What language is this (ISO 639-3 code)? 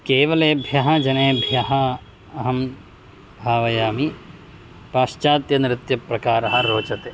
san